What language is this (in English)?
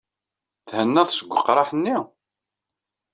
Kabyle